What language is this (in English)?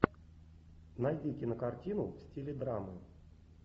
Russian